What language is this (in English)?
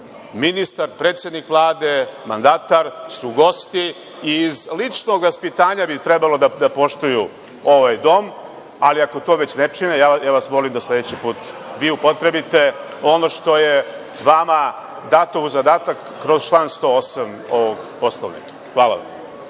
Serbian